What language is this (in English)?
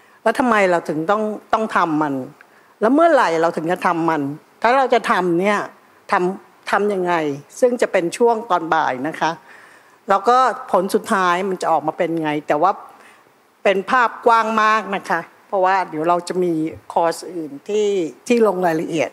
Thai